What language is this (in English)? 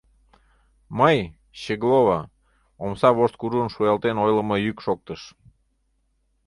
Mari